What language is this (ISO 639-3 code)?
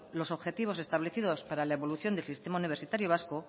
spa